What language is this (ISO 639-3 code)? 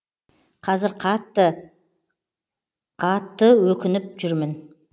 kaz